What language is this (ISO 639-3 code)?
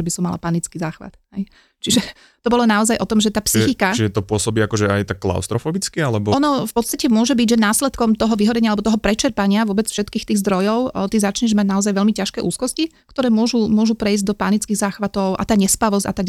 slk